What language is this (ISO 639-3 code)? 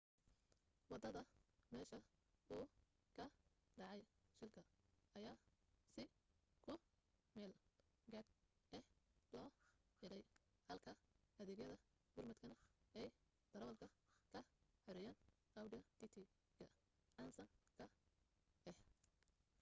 som